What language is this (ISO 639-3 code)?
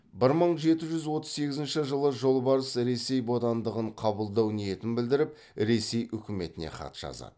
kaz